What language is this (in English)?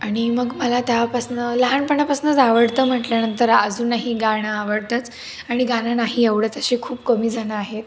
Marathi